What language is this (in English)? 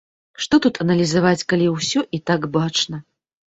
Belarusian